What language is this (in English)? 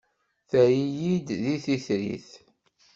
Kabyle